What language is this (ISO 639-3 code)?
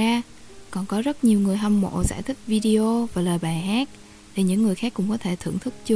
vie